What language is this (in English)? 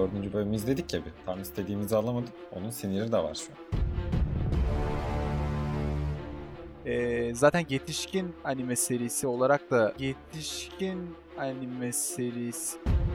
Turkish